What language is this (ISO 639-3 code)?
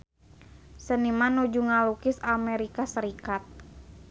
sun